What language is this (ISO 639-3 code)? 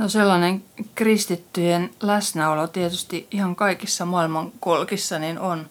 fin